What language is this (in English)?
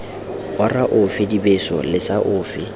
Tswana